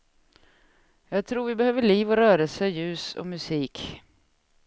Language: Swedish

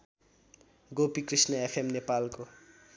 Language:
Nepali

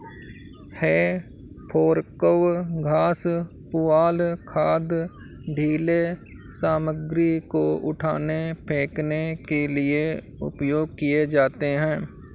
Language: Hindi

